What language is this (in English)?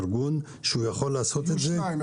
Hebrew